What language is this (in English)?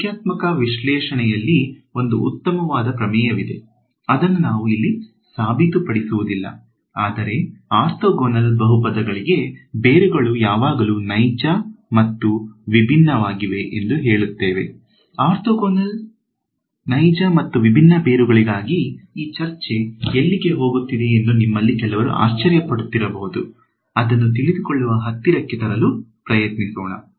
Kannada